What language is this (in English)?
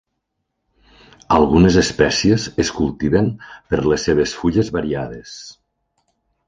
Catalan